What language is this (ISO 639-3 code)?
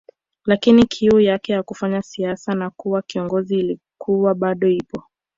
swa